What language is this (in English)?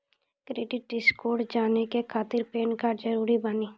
Maithili